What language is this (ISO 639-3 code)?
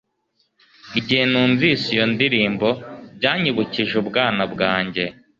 kin